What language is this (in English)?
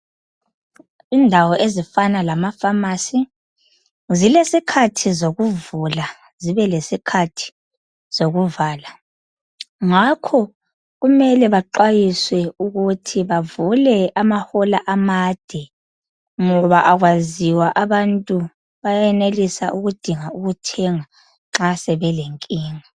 North Ndebele